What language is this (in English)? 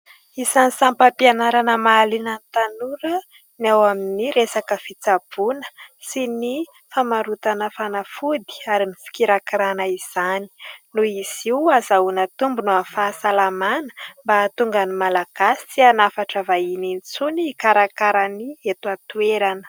Malagasy